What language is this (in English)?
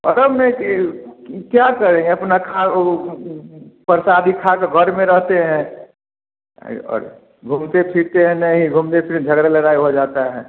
Hindi